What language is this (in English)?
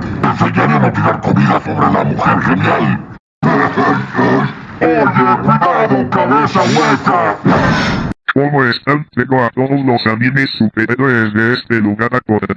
Spanish